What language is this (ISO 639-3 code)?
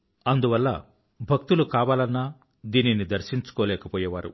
tel